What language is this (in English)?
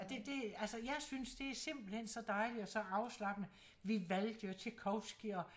Danish